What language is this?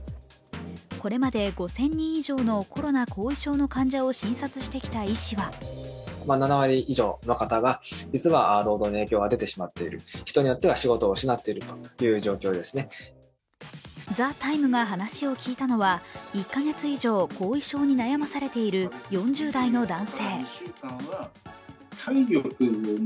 Japanese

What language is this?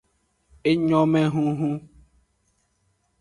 Aja (Benin)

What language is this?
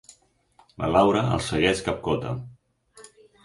Catalan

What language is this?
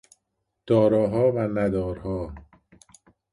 Persian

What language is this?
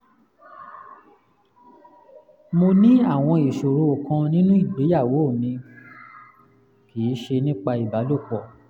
Yoruba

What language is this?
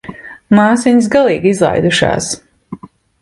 Latvian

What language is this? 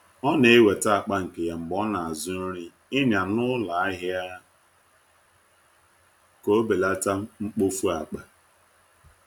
Igbo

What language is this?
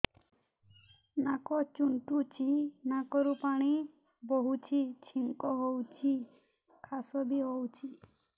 Odia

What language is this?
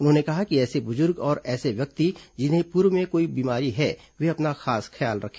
Hindi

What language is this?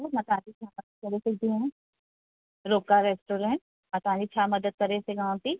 Sindhi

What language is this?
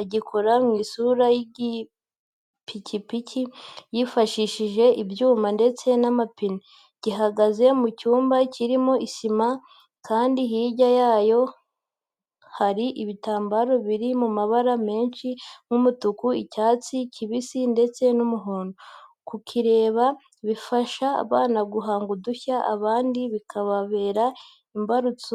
Kinyarwanda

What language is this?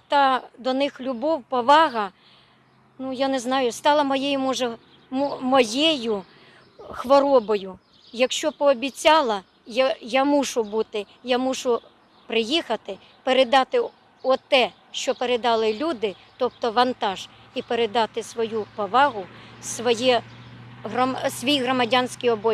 Ukrainian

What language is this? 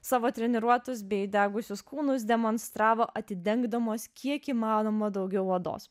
Lithuanian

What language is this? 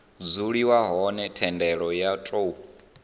Venda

